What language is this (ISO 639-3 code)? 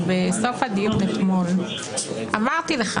heb